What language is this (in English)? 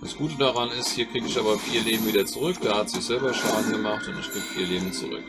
German